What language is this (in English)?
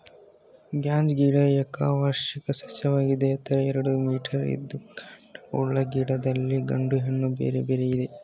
Kannada